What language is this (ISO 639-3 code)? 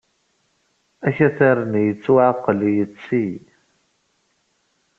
kab